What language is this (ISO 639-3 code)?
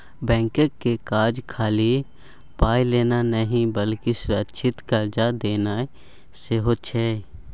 mai